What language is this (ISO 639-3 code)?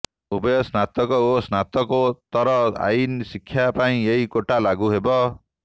ori